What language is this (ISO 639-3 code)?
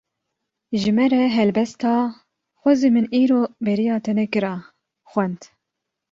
kur